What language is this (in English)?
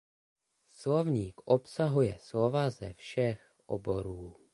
Czech